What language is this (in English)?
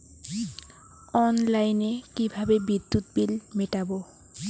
Bangla